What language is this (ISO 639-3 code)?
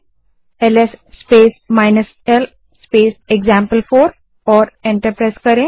hin